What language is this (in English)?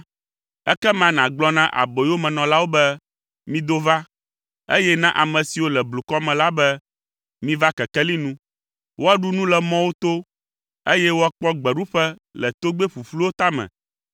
Ewe